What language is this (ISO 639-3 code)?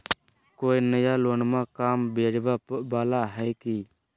mag